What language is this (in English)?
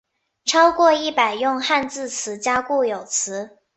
Chinese